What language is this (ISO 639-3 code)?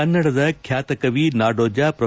kan